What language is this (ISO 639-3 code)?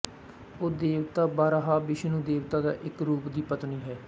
pan